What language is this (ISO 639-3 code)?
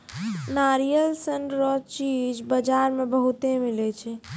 mai